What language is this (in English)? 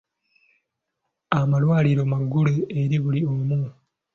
Ganda